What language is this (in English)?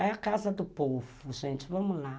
Portuguese